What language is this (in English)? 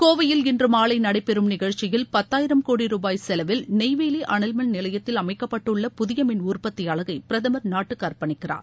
Tamil